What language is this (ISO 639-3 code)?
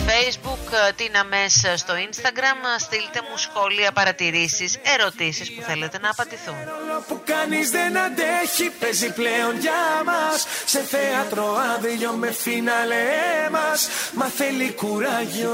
ell